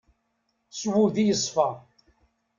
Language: Kabyle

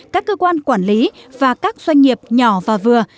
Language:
Vietnamese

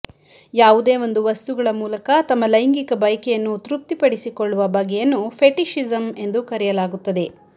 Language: Kannada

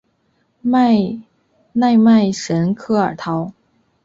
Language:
Chinese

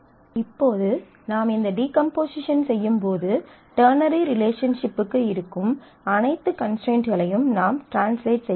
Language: Tamil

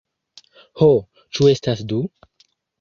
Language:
Esperanto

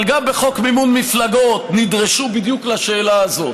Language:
Hebrew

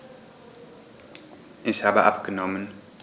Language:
German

